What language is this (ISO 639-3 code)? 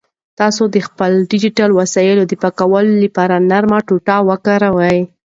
pus